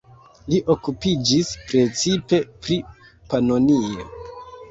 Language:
Esperanto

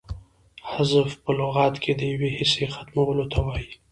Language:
Pashto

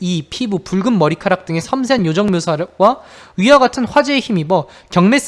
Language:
Korean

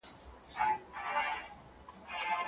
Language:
Pashto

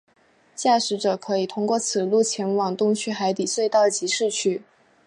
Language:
Chinese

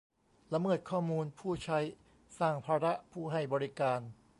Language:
Thai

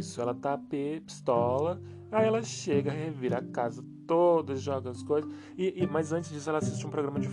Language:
Portuguese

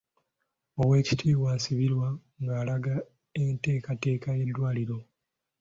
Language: Ganda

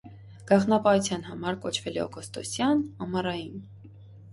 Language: Armenian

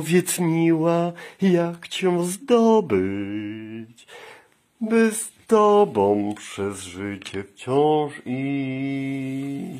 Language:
Polish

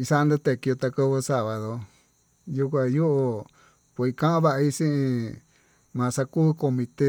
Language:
Tututepec Mixtec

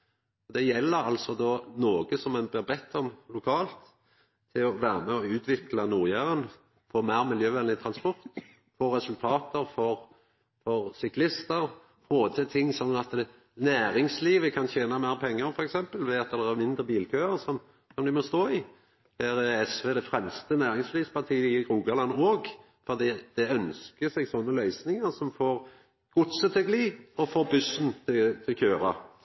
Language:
Norwegian Nynorsk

